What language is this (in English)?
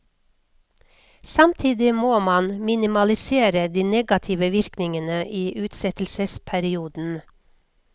Norwegian